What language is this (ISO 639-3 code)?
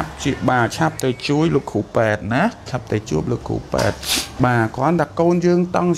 vie